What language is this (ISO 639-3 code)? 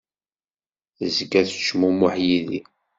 kab